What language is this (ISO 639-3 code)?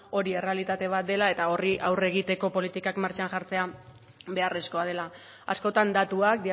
eus